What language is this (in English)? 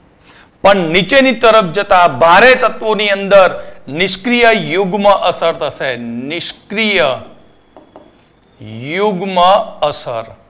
Gujarati